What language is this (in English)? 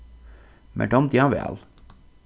Faroese